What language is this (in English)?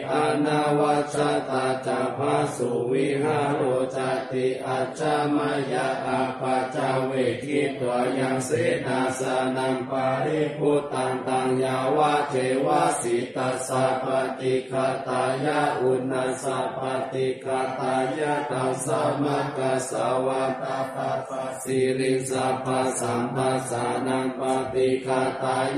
Thai